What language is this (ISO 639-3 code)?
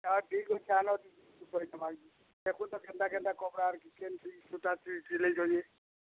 ori